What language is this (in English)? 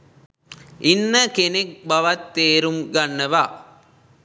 Sinhala